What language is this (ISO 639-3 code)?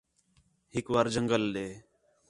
xhe